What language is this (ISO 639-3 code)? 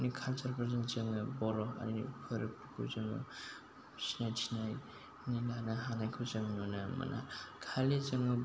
brx